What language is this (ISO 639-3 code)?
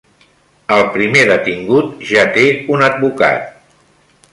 cat